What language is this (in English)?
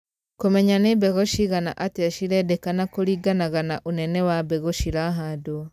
Kikuyu